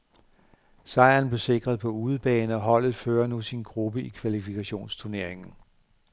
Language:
Danish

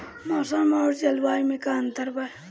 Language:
Bhojpuri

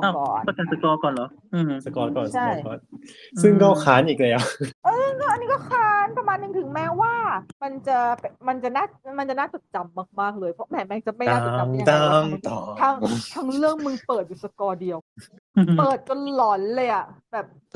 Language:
Thai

